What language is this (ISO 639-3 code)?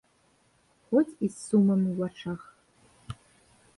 bel